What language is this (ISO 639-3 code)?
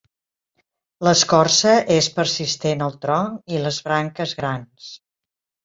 cat